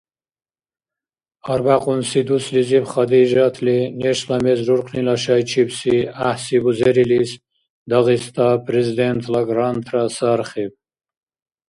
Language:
Dargwa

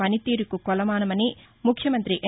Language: Telugu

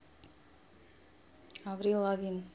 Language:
Russian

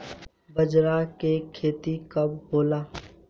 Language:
Bhojpuri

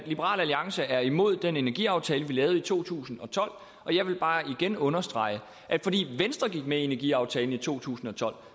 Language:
Danish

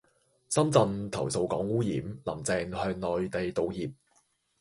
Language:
Cantonese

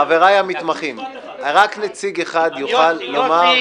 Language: Hebrew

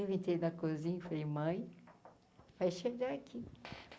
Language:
Portuguese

